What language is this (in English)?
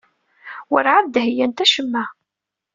Kabyle